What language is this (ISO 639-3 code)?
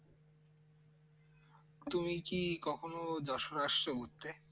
ben